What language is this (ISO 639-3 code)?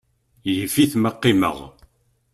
kab